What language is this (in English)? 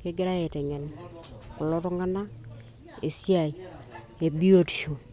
Masai